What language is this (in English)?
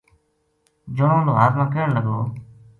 Gujari